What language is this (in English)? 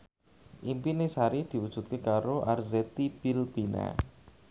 Javanese